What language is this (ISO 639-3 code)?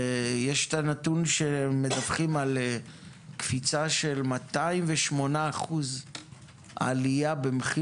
heb